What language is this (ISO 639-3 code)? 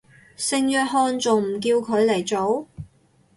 yue